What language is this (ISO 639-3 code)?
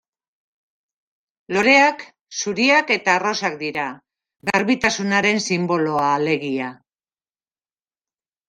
eus